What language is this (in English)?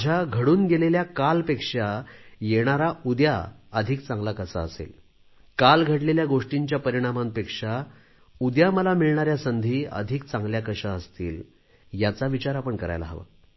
Marathi